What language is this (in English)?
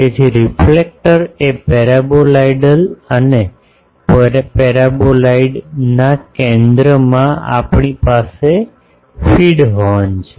Gujarati